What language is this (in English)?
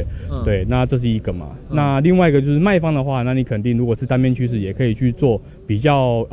Chinese